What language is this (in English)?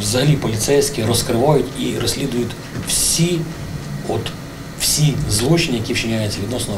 Ukrainian